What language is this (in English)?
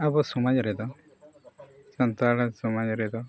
Santali